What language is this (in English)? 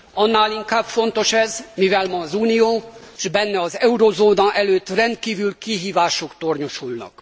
Hungarian